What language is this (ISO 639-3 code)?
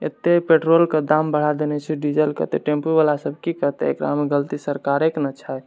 mai